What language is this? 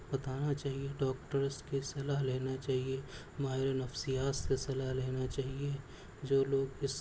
Urdu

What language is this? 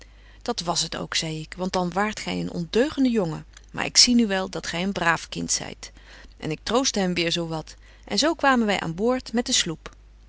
Dutch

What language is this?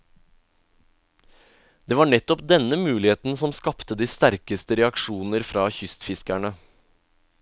Norwegian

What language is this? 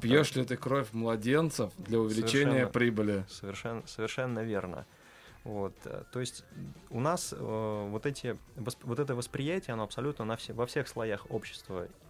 Russian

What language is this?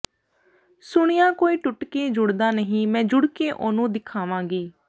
Punjabi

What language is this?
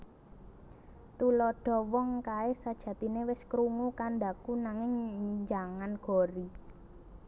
Javanese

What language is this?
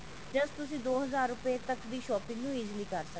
Punjabi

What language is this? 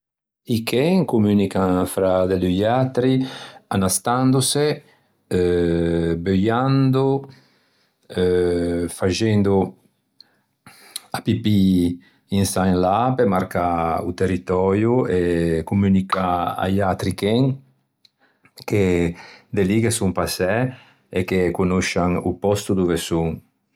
Ligurian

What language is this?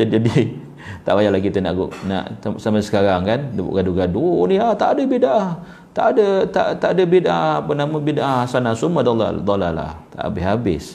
Malay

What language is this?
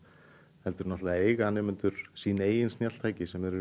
Icelandic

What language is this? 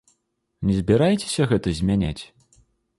Belarusian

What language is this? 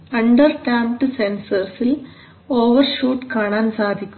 Malayalam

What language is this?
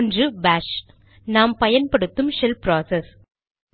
Tamil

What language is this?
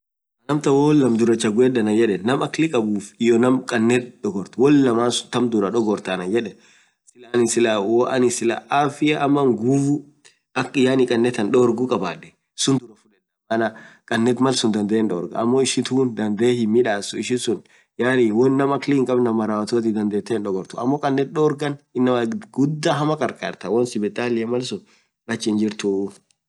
Orma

